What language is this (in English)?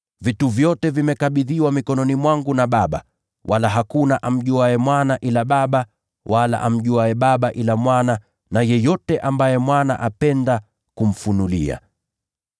Swahili